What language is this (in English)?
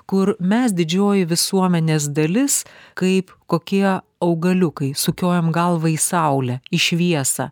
Lithuanian